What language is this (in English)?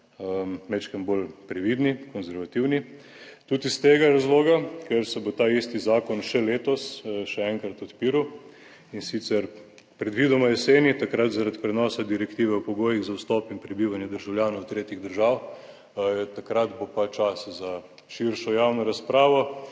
Slovenian